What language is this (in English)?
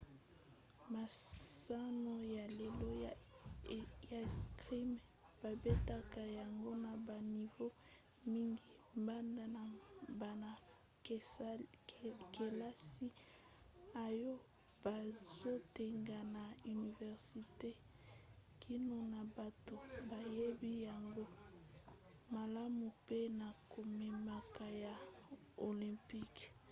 Lingala